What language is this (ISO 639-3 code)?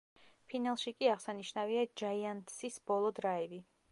kat